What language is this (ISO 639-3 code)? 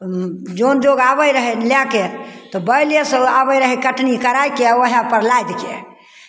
mai